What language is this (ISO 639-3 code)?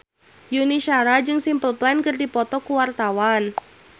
sun